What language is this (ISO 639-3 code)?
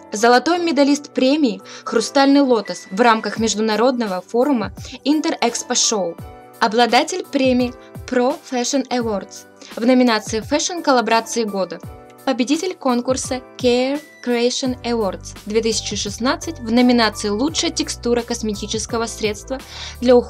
rus